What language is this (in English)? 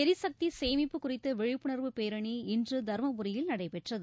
Tamil